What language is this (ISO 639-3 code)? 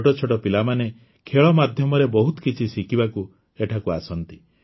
ori